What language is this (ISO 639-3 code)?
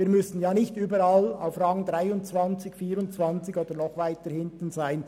gsw